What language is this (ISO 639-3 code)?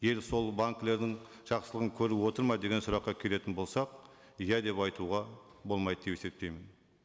kaz